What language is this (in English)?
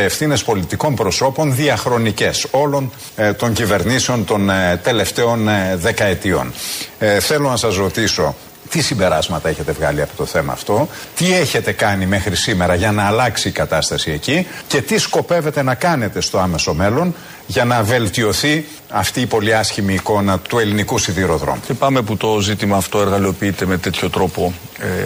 Greek